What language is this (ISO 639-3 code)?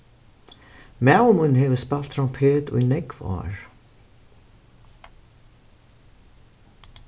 fao